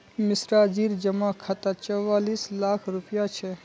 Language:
Magahi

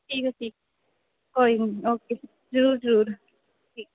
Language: Punjabi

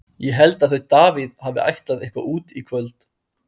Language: Icelandic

